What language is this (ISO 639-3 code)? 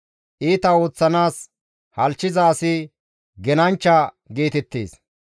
gmv